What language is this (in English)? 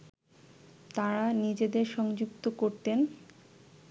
Bangla